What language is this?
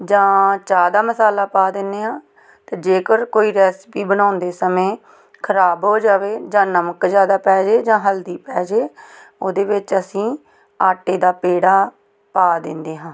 Punjabi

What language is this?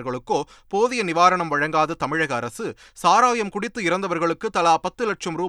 Tamil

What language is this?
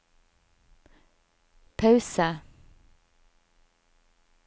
Norwegian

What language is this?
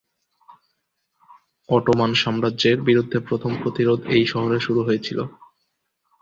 Bangla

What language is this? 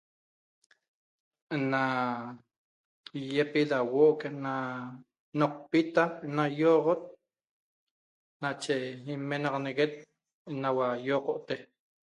Toba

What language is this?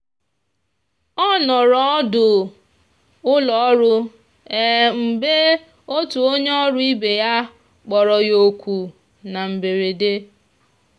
Igbo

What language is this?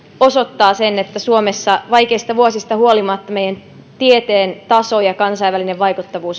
Finnish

